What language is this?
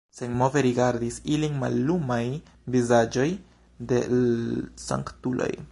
Esperanto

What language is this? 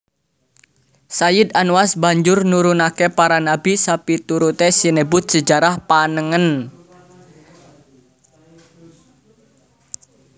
Javanese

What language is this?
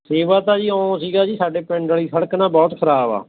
Punjabi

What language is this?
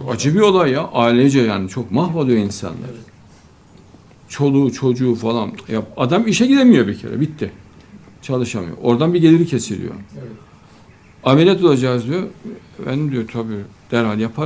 Turkish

